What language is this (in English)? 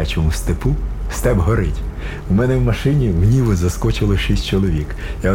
Ukrainian